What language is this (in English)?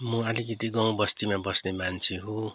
Nepali